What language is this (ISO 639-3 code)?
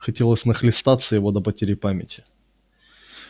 rus